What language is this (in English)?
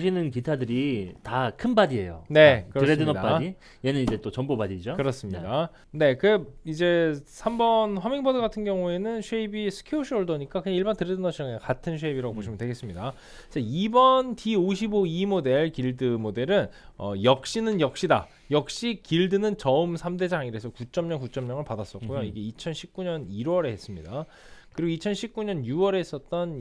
Korean